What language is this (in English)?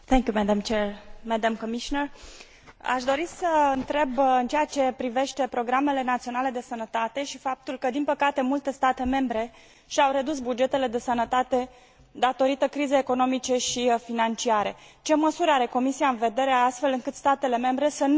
Romanian